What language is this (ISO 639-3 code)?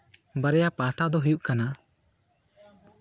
sat